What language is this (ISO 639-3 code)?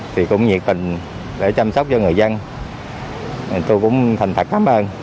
vie